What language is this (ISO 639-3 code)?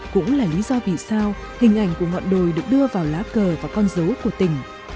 vie